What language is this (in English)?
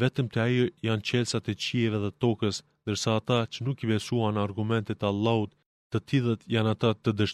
Greek